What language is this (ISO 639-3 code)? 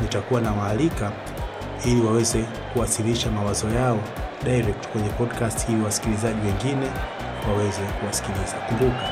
swa